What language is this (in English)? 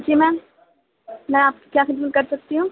Urdu